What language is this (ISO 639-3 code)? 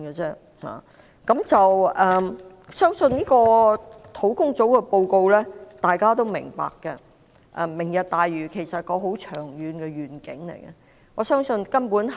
yue